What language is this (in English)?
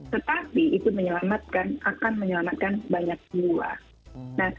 Indonesian